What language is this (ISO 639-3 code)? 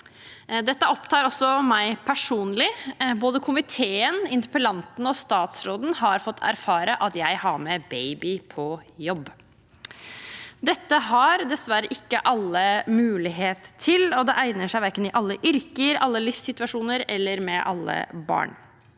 nor